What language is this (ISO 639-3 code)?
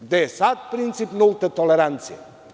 srp